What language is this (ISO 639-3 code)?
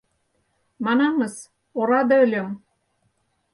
chm